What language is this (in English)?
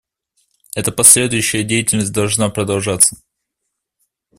Russian